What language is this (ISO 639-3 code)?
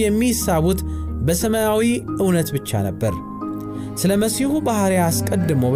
amh